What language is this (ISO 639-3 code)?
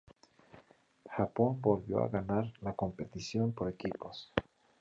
spa